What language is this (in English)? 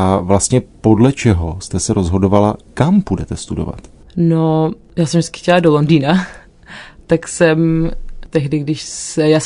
Czech